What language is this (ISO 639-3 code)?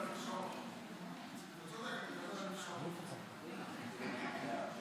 heb